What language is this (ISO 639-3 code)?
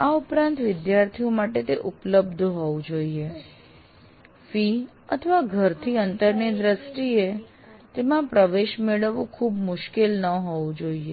guj